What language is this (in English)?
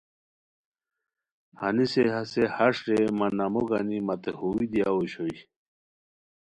Khowar